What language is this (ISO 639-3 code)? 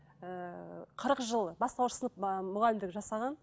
kaz